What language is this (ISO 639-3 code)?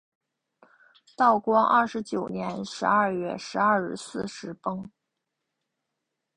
zho